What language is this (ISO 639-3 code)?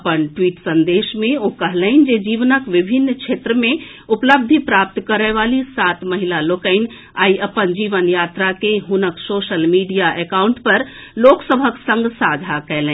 mai